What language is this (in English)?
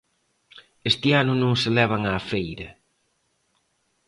Galician